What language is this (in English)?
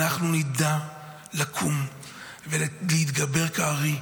Hebrew